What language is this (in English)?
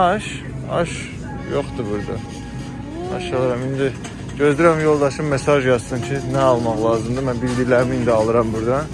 Turkish